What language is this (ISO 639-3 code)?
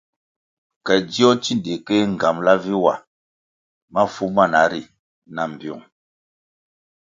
nmg